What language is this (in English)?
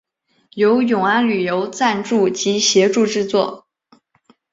Chinese